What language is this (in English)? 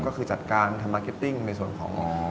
Thai